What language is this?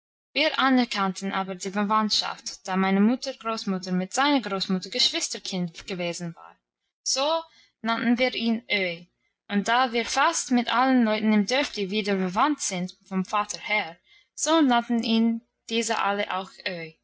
German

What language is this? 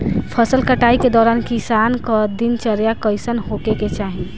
Bhojpuri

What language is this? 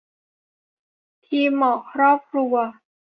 Thai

